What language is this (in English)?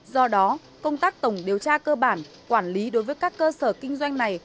Vietnamese